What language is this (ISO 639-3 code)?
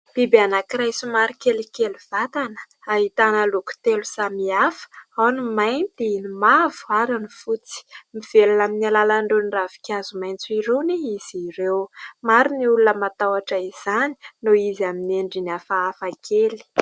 mlg